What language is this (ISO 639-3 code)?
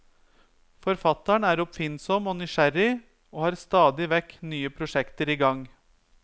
nor